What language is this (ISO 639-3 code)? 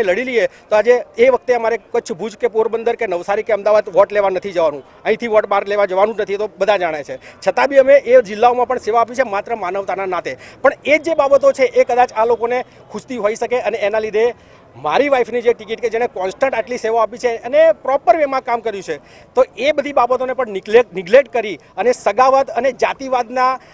hin